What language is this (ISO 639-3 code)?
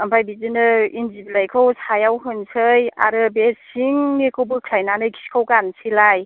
brx